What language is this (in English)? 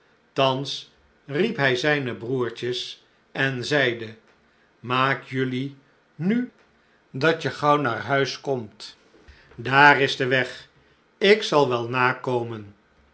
Dutch